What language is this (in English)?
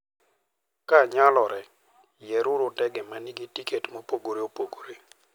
Luo (Kenya and Tanzania)